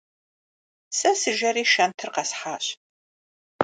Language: Kabardian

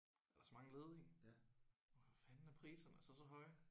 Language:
Danish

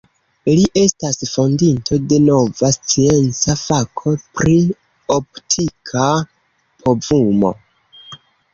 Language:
Esperanto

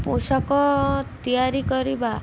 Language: Odia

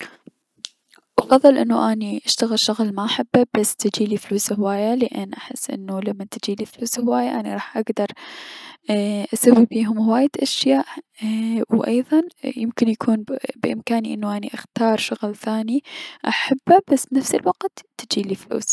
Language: Mesopotamian Arabic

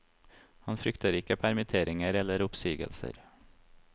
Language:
Norwegian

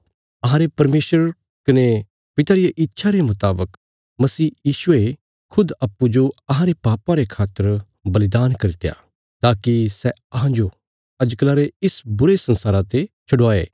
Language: Bilaspuri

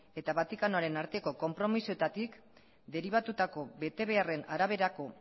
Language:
Basque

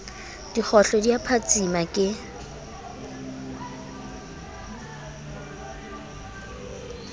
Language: Southern Sotho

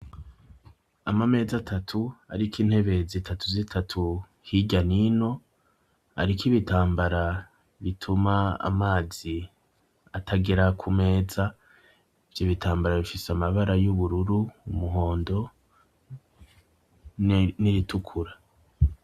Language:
Rundi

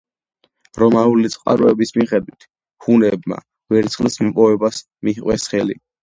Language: Georgian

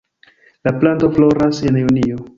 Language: Esperanto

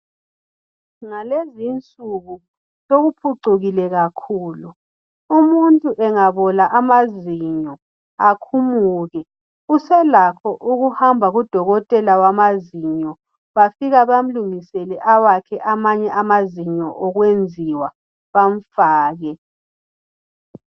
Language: North Ndebele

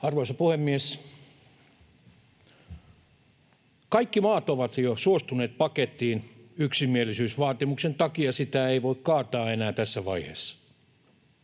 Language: Finnish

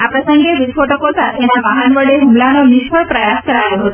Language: Gujarati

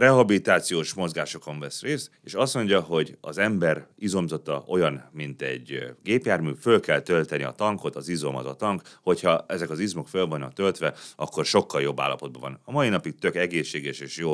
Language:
Hungarian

